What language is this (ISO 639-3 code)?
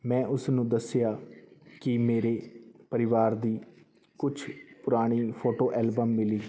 pan